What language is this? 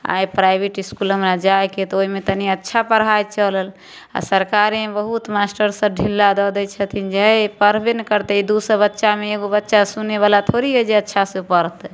Maithili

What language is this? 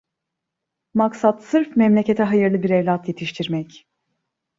Turkish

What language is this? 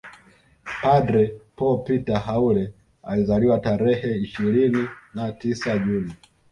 Swahili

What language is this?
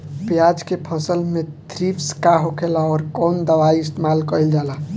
Bhojpuri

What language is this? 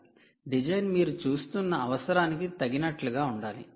Telugu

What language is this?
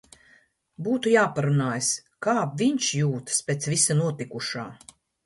Latvian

